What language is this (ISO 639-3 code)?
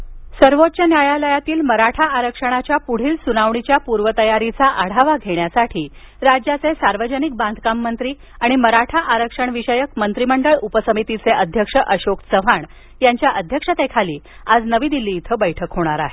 mar